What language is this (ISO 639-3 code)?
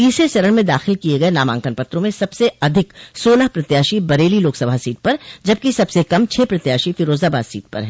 hin